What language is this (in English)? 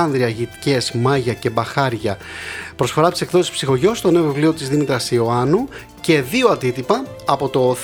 Greek